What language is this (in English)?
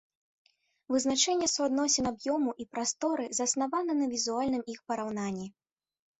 Belarusian